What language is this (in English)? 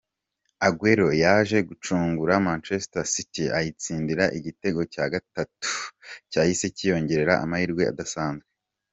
Kinyarwanda